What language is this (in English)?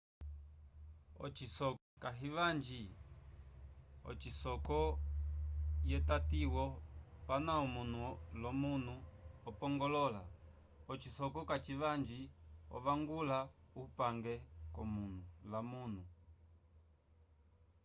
Umbundu